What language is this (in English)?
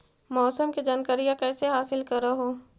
Magahi